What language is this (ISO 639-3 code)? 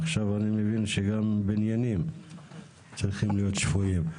heb